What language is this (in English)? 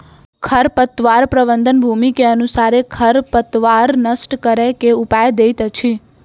Maithili